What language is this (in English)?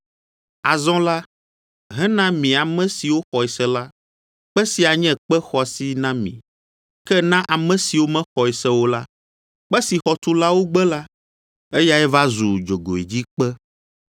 Ewe